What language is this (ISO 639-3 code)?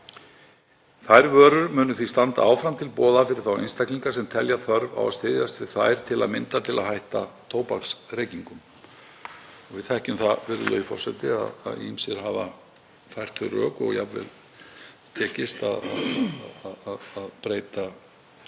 isl